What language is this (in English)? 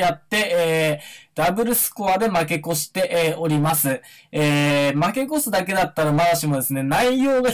Japanese